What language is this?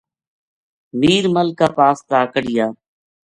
Gujari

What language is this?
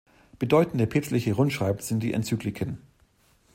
German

